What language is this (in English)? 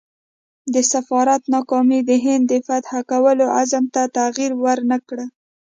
Pashto